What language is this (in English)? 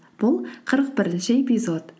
Kazakh